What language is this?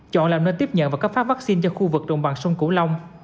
Vietnamese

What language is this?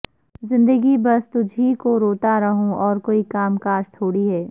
Urdu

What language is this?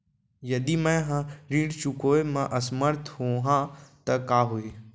Chhattisgarhi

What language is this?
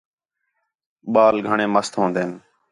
Khetrani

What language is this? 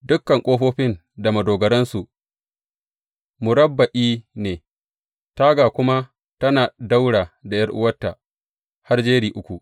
Hausa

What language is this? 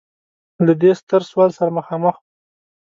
Pashto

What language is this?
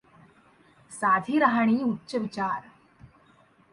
Marathi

